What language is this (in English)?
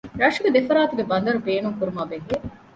Divehi